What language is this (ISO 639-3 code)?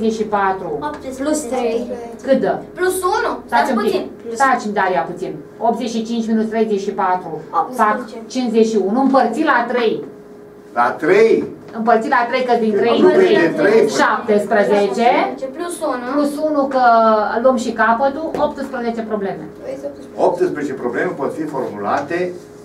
ron